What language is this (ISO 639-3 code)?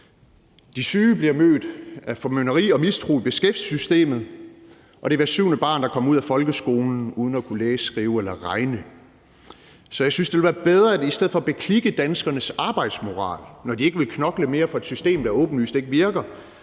dan